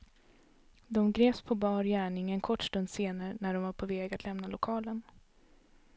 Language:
Swedish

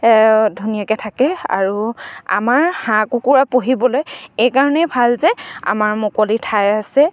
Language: Assamese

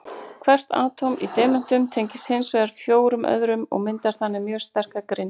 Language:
Icelandic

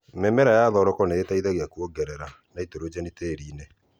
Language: Kikuyu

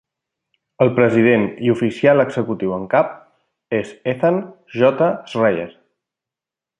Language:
Catalan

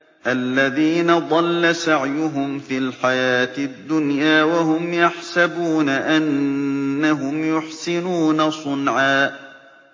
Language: Arabic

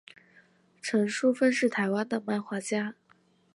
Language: Chinese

